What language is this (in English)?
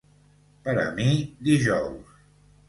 Catalan